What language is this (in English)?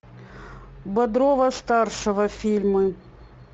Russian